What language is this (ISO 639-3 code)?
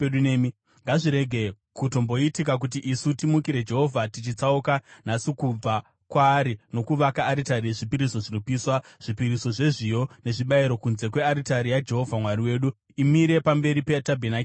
sna